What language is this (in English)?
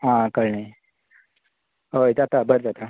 Konkani